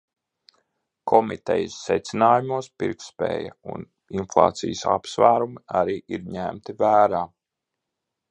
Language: Latvian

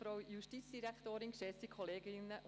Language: Swiss German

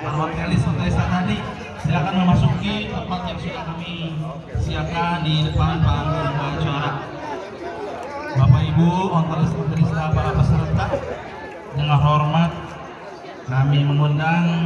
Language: Indonesian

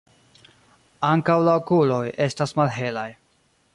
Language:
Esperanto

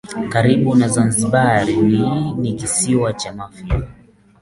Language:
Swahili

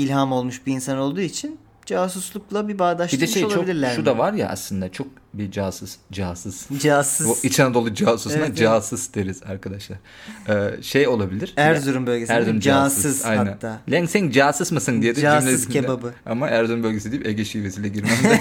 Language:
Turkish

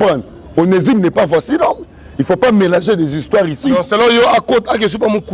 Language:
French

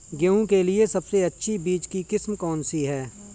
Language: Hindi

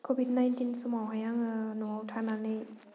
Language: Bodo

